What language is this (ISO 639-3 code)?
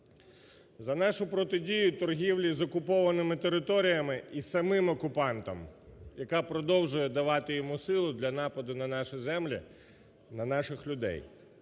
ukr